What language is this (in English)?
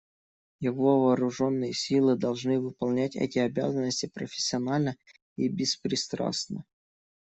Russian